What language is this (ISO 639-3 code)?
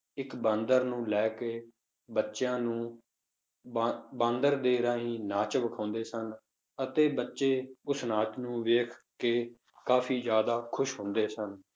pan